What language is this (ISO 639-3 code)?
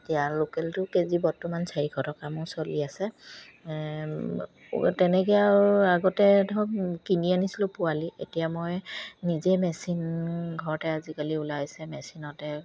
asm